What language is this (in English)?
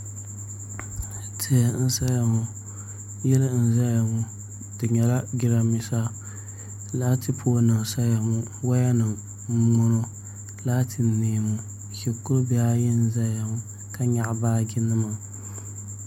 Dagbani